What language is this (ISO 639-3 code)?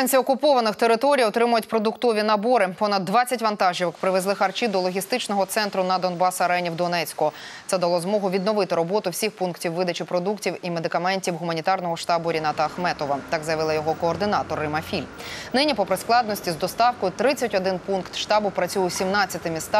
rus